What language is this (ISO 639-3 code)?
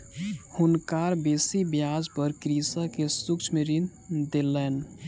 mai